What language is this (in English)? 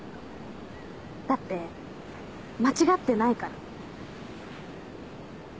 Japanese